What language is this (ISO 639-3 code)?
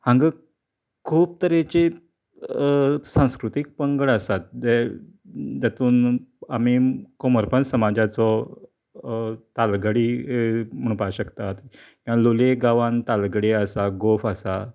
kok